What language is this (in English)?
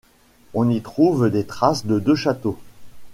French